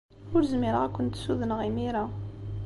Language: Kabyle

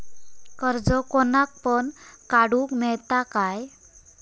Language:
Marathi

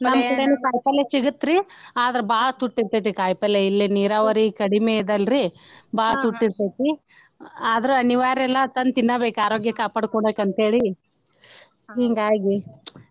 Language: Kannada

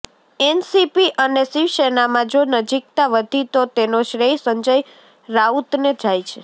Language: Gujarati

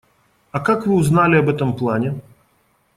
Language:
Russian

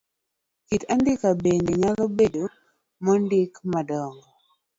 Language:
Luo (Kenya and Tanzania)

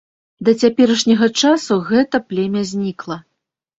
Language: Belarusian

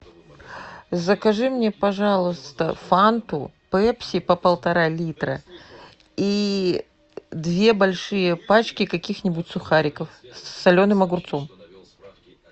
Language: Russian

